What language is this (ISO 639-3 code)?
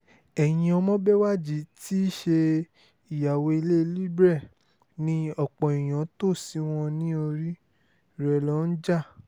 yor